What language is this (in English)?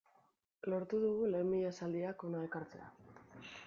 Basque